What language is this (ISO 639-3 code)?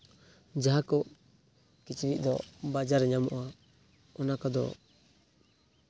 sat